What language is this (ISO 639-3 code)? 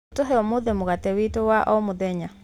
kik